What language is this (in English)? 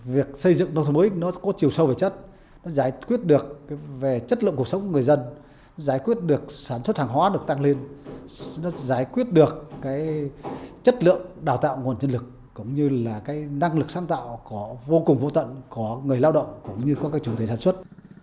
Vietnamese